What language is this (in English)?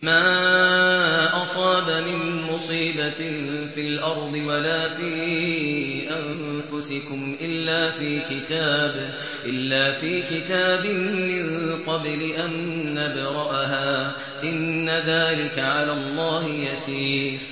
Arabic